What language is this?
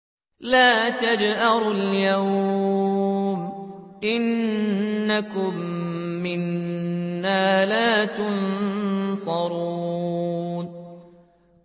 Arabic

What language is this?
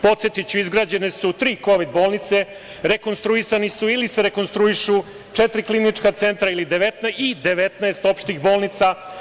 Serbian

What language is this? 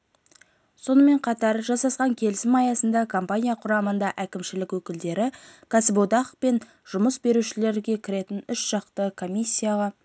Kazakh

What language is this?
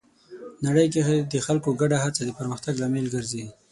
Pashto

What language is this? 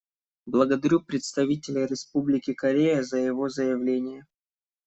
Russian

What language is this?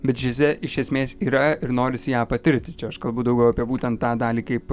Lithuanian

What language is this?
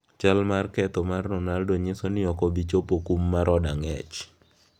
Luo (Kenya and Tanzania)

